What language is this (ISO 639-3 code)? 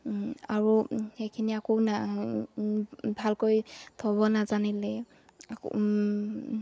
asm